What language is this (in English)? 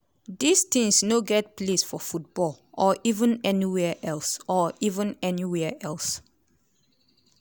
Nigerian Pidgin